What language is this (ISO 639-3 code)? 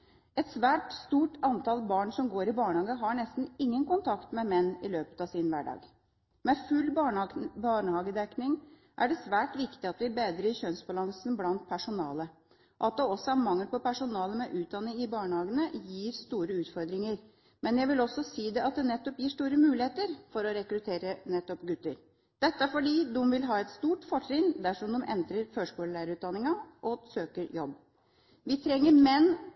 nob